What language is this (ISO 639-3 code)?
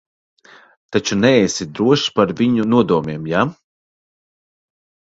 lav